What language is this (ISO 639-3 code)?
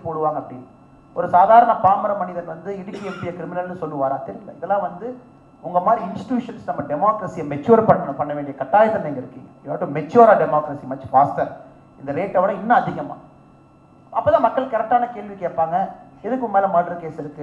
tam